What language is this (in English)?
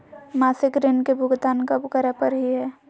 Magahi